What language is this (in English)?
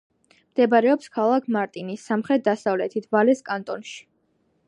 Georgian